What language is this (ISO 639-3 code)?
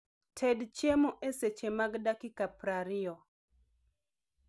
luo